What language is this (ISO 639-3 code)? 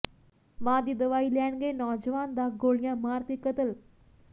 pan